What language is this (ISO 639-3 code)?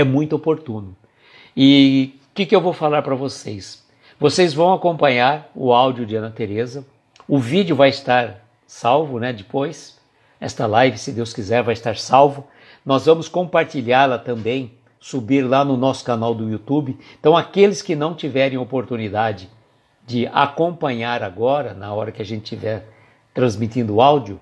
por